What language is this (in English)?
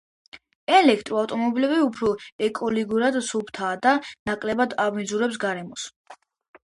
Georgian